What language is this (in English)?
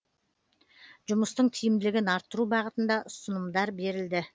Kazakh